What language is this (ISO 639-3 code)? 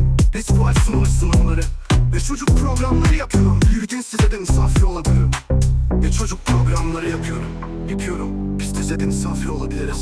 tur